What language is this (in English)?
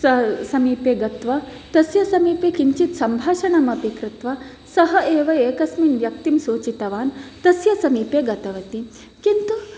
Sanskrit